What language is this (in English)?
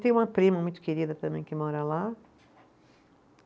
Portuguese